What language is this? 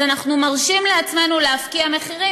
Hebrew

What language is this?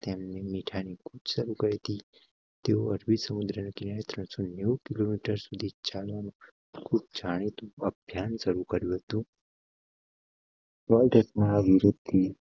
Gujarati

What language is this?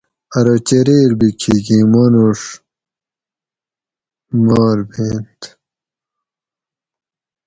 Gawri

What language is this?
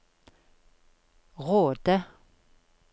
Norwegian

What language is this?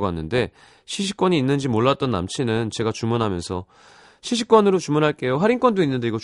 Korean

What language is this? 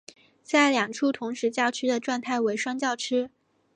Chinese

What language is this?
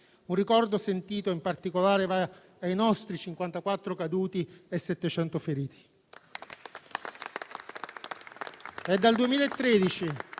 Italian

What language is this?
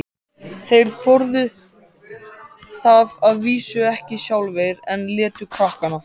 Icelandic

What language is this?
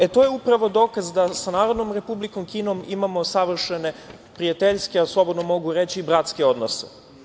Serbian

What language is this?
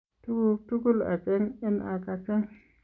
Kalenjin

